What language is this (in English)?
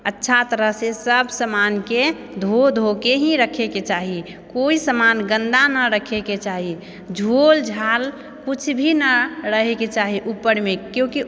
Maithili